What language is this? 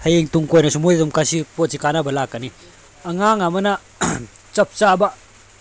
Manipuri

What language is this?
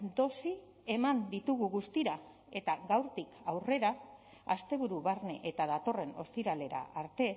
Basque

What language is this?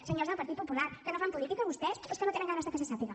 Catalan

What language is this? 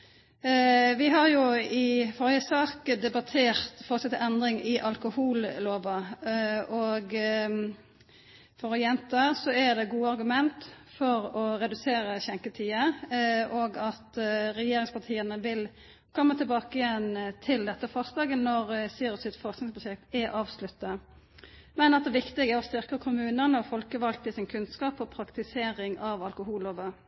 Norwegian Nynorsk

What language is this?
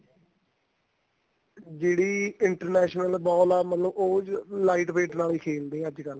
Punjabi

